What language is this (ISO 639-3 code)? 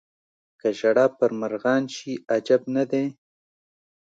pus